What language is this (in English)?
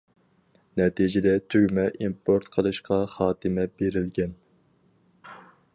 Uyghur